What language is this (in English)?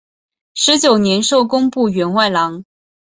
Chinese